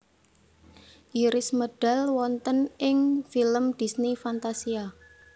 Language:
Javanese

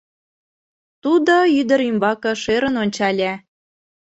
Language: Mari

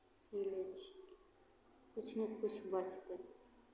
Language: Maithili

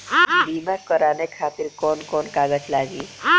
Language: Bhojpuri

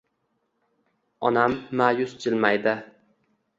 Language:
Uzbek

